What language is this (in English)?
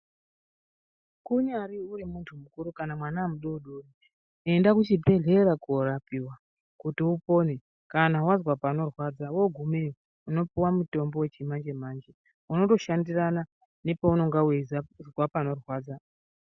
Ndau